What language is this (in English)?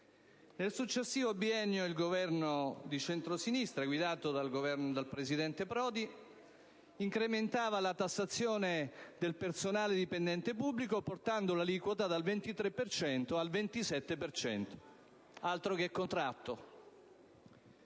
Italian